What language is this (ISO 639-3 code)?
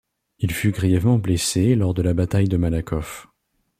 fra